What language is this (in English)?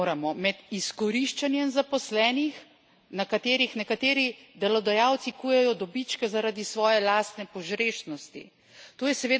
Slovenian